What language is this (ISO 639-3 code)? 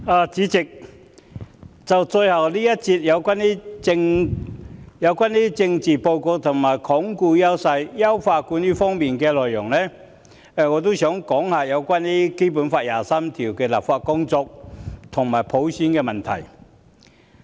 yue